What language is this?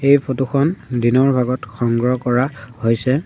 Assamese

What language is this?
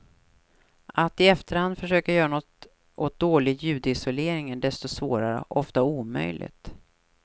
Swedish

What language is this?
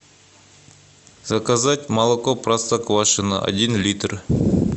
Russian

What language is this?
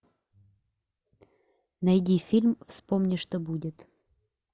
Russian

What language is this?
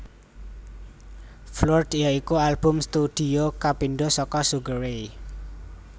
Javanese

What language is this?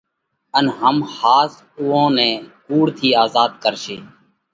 Parkari Koli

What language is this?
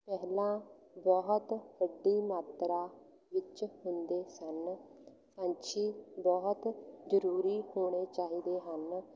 Punjabi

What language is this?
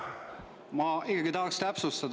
Estonian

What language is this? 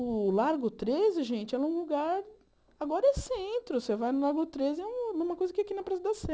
Portuguese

